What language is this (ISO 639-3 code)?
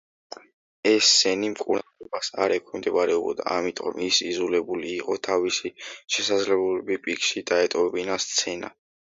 kat